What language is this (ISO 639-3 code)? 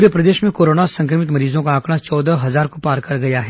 hin